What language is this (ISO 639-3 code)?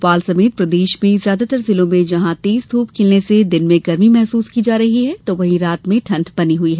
hin